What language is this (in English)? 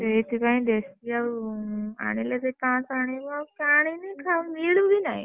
Odia